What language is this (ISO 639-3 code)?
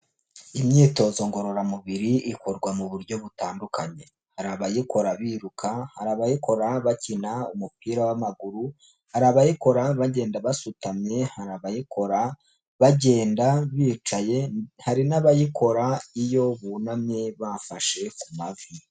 kin